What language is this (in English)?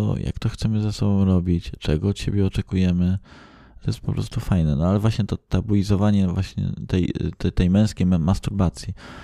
Polish